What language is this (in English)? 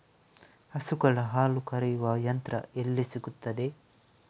Kannada